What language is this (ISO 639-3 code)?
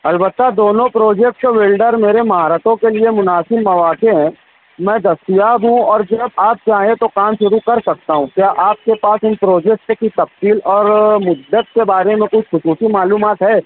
urd